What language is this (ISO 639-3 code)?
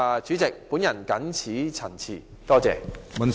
yue